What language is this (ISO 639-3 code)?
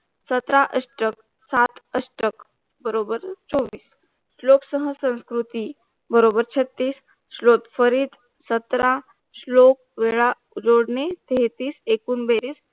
mar